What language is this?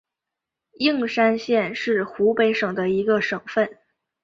Chinese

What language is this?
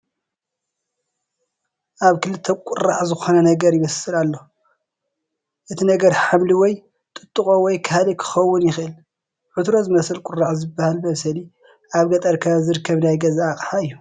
Tigrinya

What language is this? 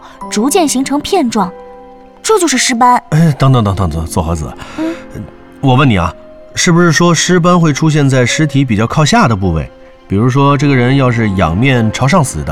Chinese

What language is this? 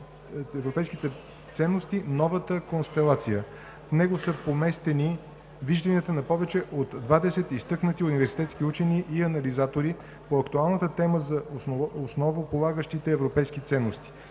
Bulgarian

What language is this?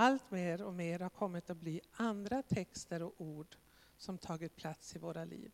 Swedish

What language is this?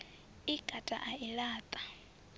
Venda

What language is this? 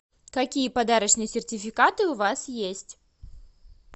Russian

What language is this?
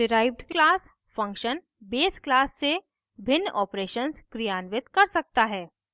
Hindi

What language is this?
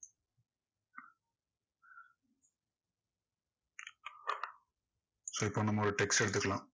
Tamil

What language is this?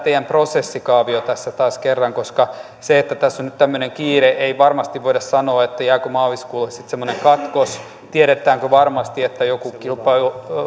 Finnish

